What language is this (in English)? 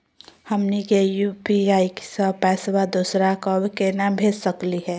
Magahi